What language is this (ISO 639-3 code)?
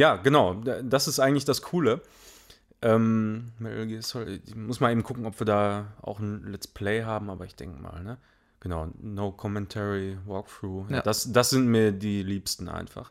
deu